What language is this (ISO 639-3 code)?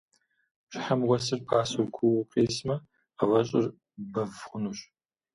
kbd